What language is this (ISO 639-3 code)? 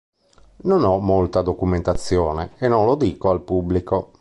ita